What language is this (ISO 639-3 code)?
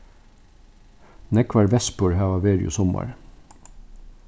fao